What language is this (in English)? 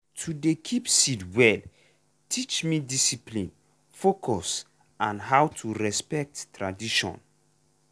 Nigerian Pidgin